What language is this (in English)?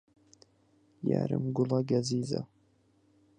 Central Kurdish